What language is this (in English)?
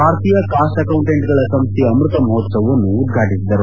Kannada